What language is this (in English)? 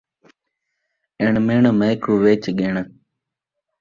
Saraiki